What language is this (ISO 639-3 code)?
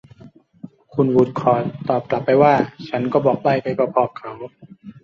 tha